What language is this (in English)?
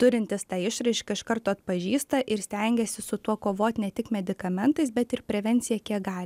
Lithuanian